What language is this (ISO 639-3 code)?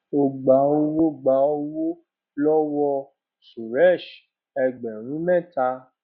yor